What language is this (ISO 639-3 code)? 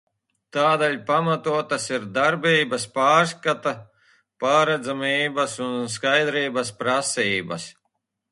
lav